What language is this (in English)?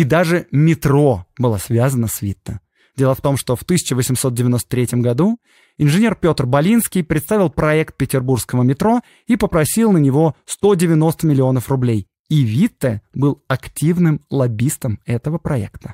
Russian